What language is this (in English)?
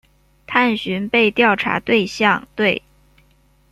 Chinese